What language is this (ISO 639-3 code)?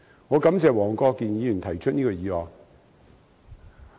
yue